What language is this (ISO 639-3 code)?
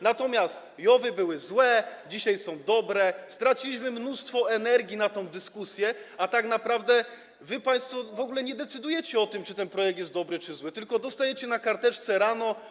pol